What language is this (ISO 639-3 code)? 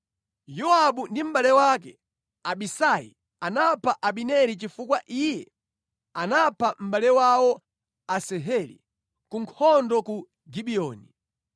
nya